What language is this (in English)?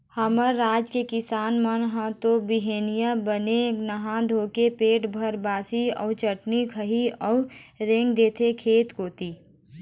Chhattisgarhi